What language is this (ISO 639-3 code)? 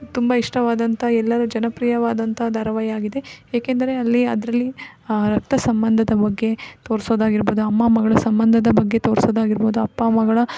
kan